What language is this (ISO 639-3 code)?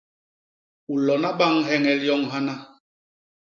bas